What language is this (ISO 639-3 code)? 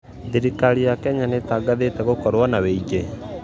kik